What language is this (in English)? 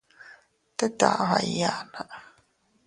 Teutila Cuicatec